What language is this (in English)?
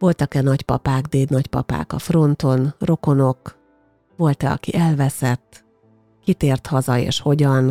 Hungarian